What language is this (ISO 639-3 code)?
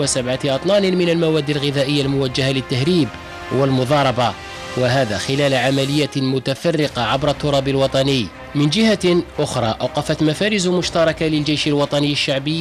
ara